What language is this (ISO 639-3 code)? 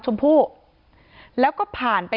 tha